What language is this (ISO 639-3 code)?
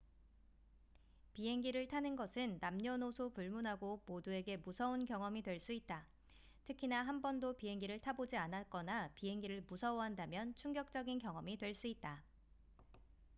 kor